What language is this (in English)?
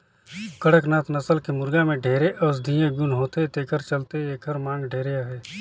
Chhattisgarhi